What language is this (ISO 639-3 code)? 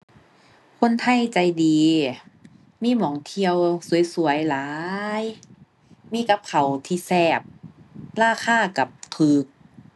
tha